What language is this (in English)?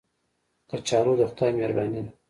Pashto